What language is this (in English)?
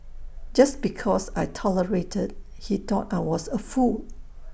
English